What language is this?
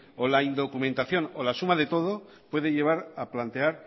Spanish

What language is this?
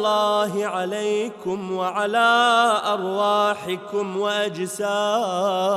Arabic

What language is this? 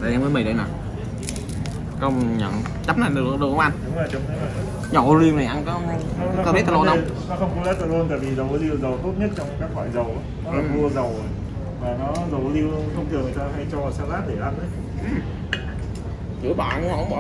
Vietnamese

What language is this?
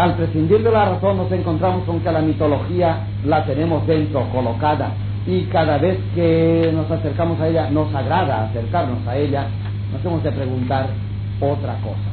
Spanish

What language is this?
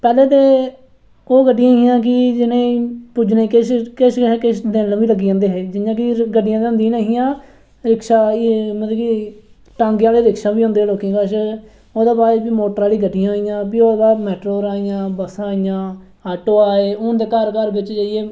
Dogri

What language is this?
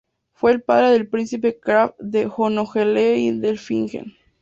Spanish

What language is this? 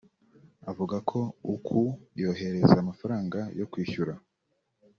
Kinyarwanda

